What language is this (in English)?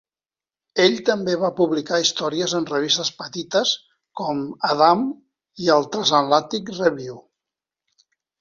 Catalan